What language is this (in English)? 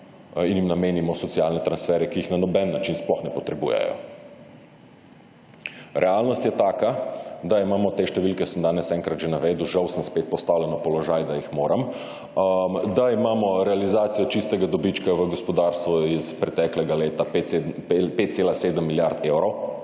Slovenian